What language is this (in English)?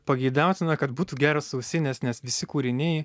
Lithuanian